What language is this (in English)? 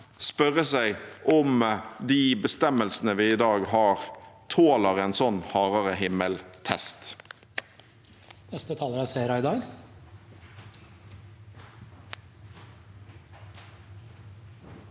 Norwegian